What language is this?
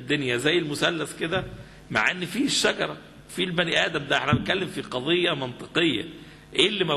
Arabic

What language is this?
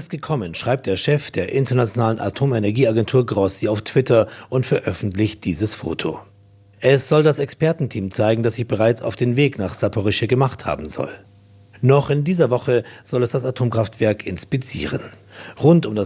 German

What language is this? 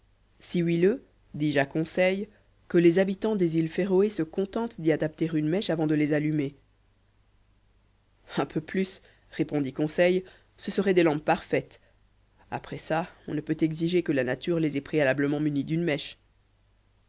French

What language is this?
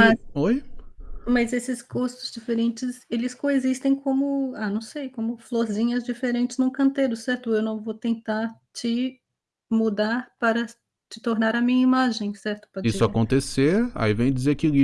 Portuguese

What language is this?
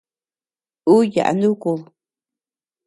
Tepeuxila Cuicatec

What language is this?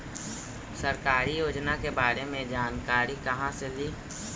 Magahi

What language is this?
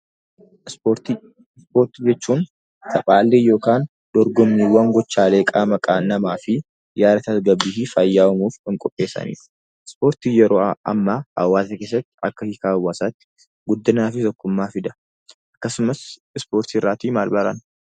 Oromo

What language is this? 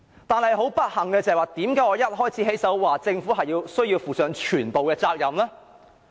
Cantonese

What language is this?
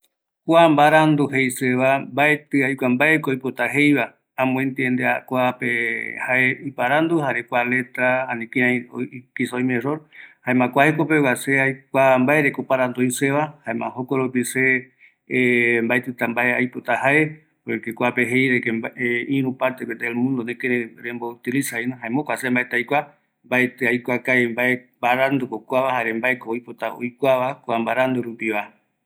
Eastern Bolivian Guaraní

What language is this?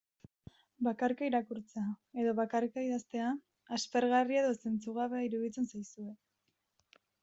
Basque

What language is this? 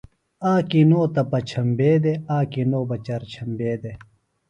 Phalura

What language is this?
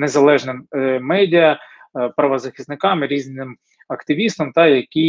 Ukrainian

